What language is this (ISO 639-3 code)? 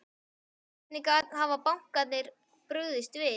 isl